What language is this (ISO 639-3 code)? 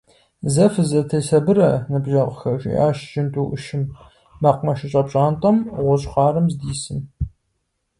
kbd